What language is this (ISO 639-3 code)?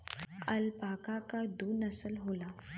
bho